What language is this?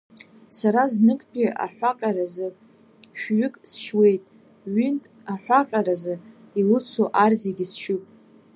Abkhazian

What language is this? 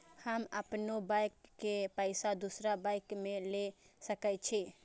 Maithili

